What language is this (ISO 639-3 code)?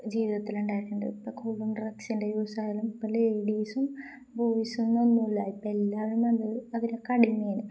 mal